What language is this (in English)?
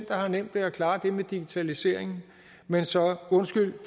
Danish